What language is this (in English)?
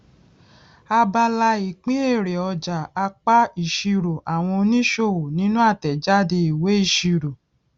Yoruba